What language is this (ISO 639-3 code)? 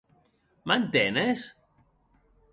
oci